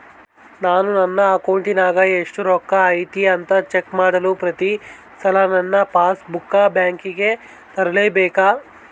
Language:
Kannada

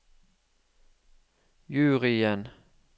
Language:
Norwegian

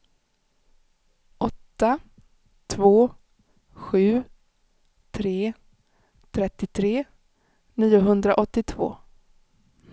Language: Swedish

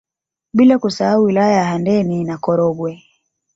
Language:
Swahili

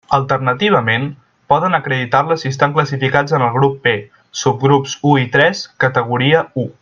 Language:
Catalan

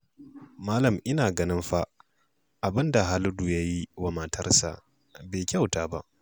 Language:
Hausa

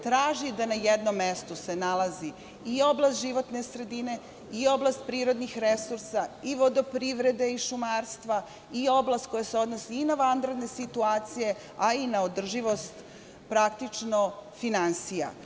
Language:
Serbian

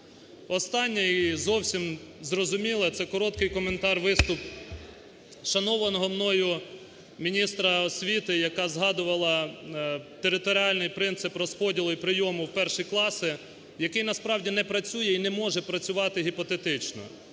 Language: Ukrainian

